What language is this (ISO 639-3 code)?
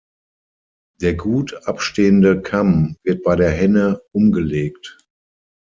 deu